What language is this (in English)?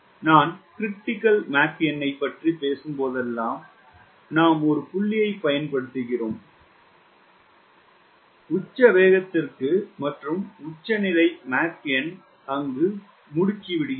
Tamil